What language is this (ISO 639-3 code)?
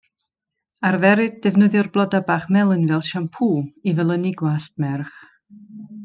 cym